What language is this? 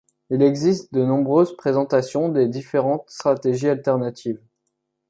French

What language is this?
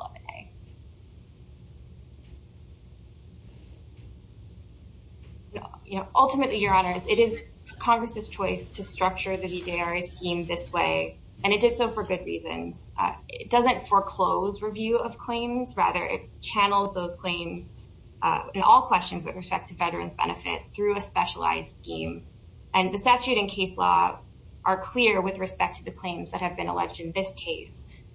English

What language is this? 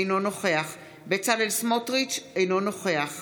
Hebrew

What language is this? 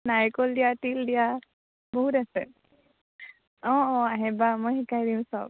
Assamese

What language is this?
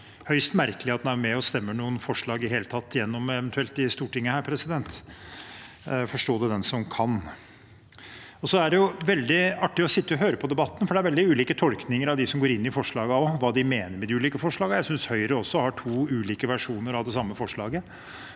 Norwegian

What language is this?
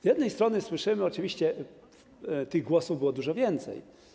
Polish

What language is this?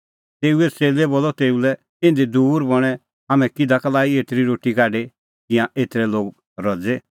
Kullu Pahari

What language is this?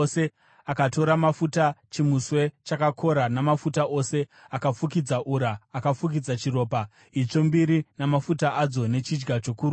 Shona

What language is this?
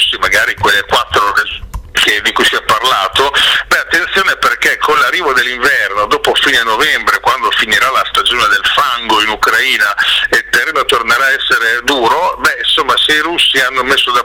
Italian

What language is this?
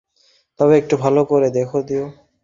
Bangla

